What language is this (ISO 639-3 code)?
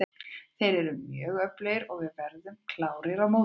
isl